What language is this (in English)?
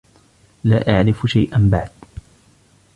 Arabic